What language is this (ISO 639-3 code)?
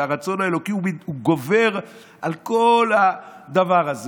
heb